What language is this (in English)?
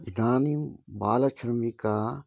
Sanskrit